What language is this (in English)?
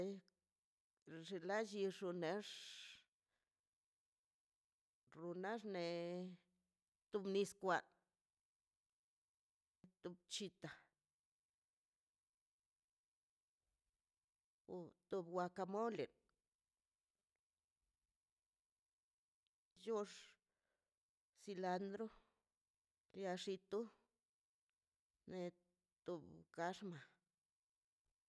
Mazaltepec Zapotec